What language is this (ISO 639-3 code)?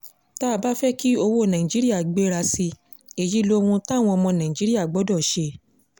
yor